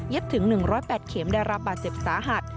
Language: Thai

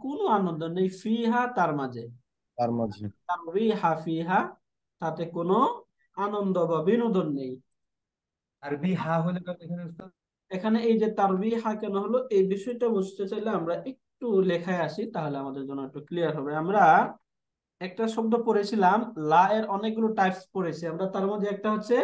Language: Bangla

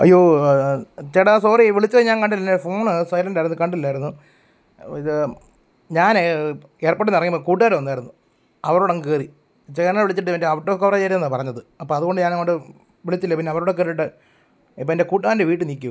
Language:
Malayalam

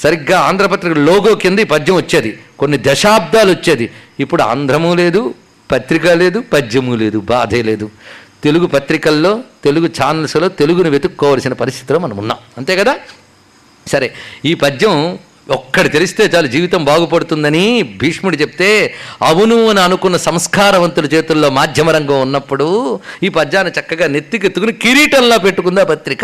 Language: Telugu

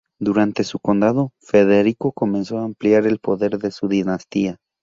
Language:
Spanish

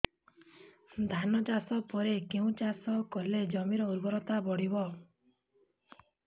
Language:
Odia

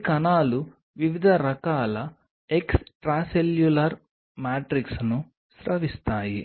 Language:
Telugu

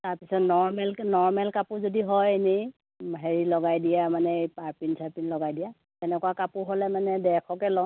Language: Assamese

